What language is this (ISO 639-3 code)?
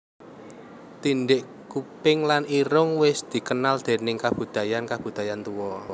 jav